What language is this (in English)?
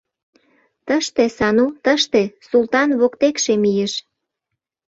Mari